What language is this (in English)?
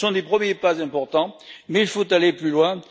French